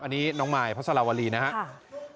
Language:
Thai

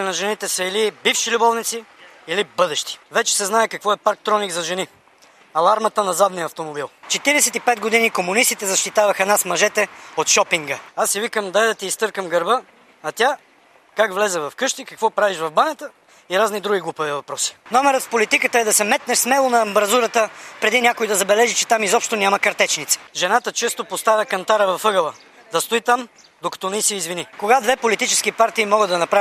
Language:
Bulgarian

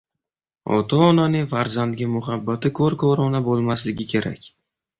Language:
Uzbek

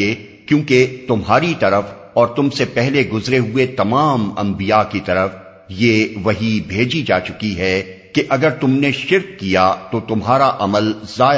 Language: Urdu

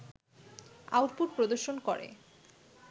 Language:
Bangla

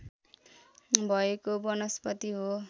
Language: Nepali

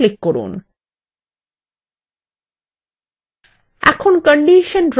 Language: Bangla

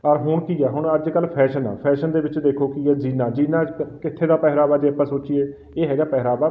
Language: Punjabi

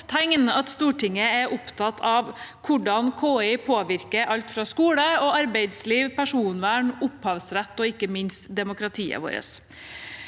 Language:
Norwegian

